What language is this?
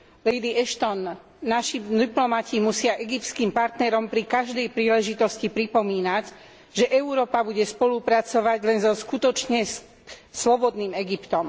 Slovak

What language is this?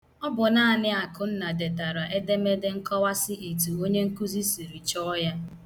Igbo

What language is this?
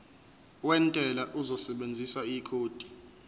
Zulu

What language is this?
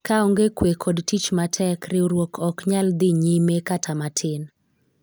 Luo (Kenya and Tanzania)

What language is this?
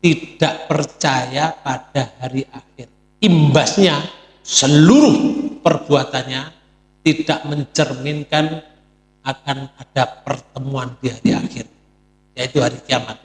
Indonesian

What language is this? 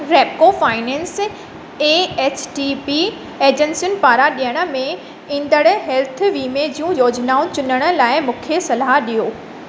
Sindhi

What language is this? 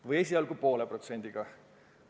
Estonian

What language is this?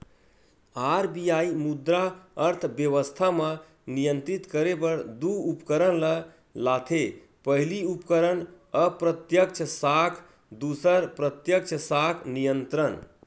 Chhattisgarhi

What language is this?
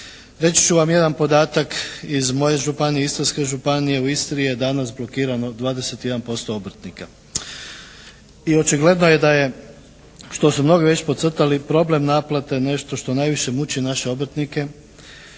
Croatian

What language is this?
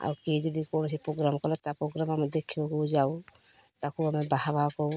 Odia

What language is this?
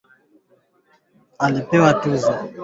Swahili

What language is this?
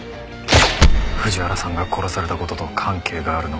Japanese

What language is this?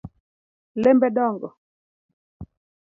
Luo (Kenya and Tanzania)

